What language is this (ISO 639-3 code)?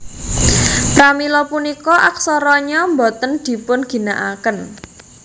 jav